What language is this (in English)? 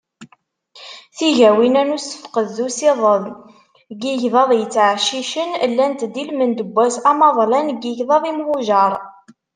Kabyle